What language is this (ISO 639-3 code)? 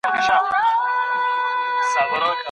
pus